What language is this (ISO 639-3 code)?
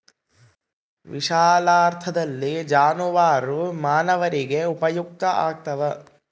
kan